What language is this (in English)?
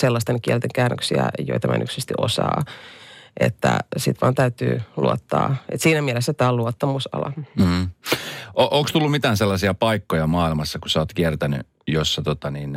Finnish